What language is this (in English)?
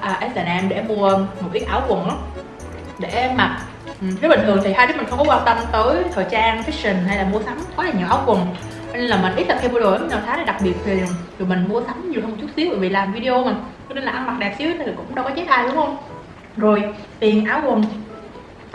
Vietnamese